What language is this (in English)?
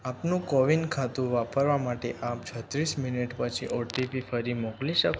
Gujarati